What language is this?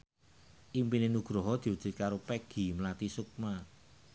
Javanese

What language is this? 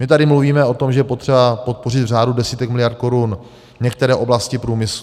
Czech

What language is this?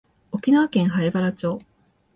Japanese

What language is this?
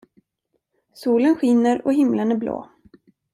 Swedish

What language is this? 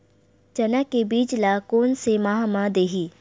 Chhattisgarhi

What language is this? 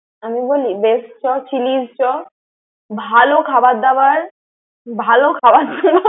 Bangla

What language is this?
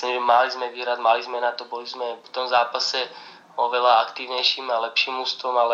Slovak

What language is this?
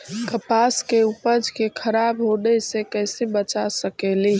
Magahi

